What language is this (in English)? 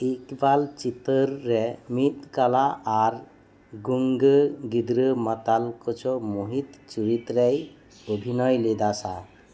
Santali